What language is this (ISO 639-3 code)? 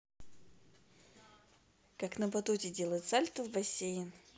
rus